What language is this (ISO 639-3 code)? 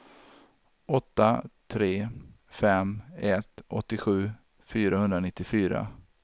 swe